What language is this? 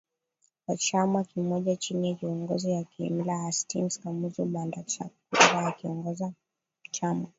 Swahili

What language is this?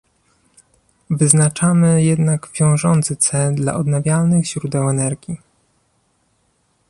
Polish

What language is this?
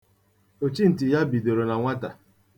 Igbo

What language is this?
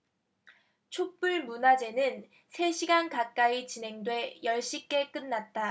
Korean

